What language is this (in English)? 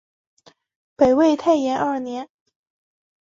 Chinese